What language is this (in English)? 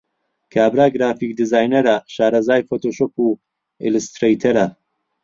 Central Kurdish